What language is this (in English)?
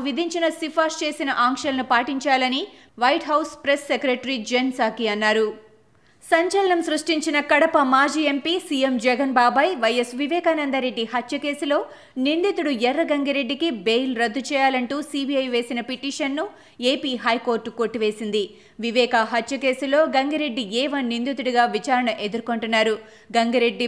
Telugu